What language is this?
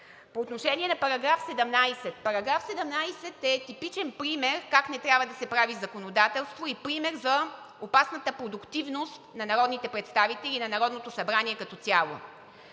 Bulgarian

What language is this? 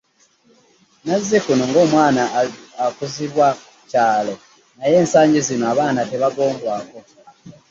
Ganda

